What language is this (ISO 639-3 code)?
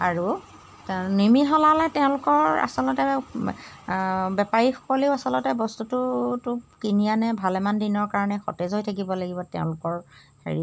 asm